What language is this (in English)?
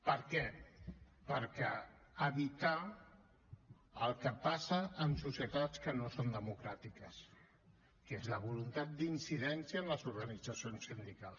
Catalan